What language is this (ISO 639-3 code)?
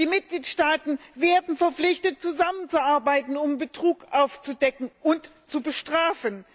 deu